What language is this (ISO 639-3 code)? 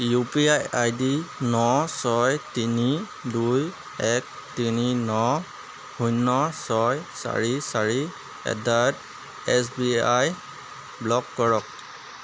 asm